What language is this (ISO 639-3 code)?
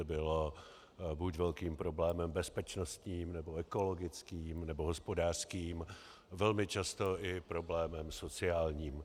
ces